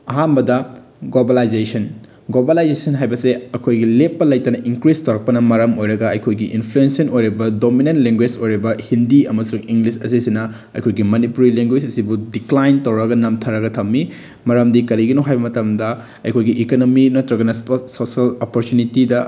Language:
Manipuri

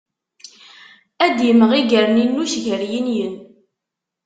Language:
Kabyle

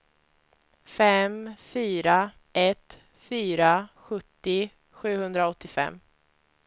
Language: Swedish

